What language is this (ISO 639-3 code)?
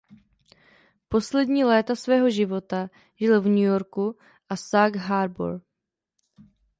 ces